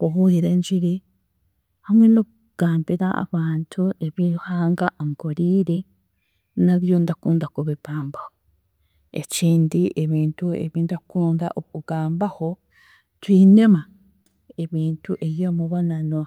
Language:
Chiga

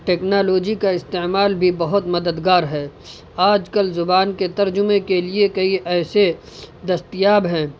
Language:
Urdu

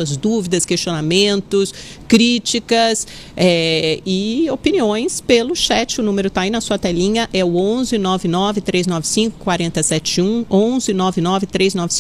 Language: Portuguese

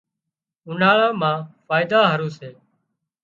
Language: Wadiyara Koli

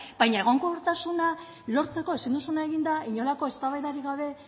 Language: Basque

